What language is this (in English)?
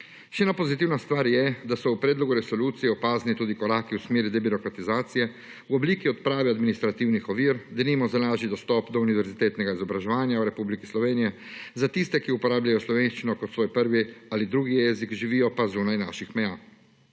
Slovenian